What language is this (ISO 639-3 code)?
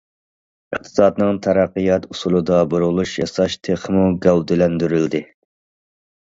uig